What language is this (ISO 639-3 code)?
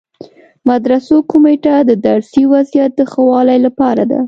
pus